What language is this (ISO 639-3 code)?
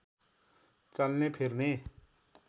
nep